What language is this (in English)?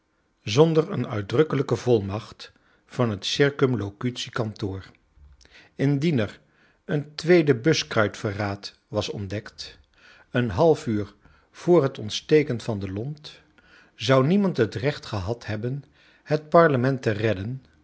Dutch